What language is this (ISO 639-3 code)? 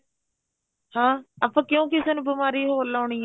pan